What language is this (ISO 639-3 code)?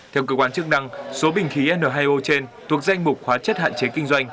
vie